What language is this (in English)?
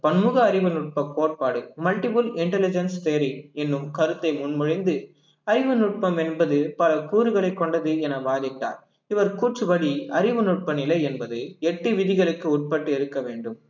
Tamil